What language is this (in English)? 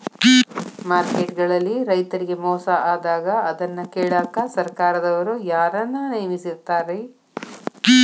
Kannada